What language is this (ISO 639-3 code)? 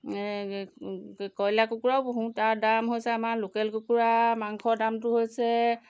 asm